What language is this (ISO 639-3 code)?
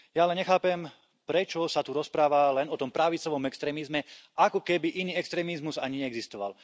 slk